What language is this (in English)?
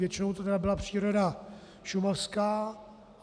Czech